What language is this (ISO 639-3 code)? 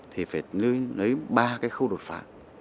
vie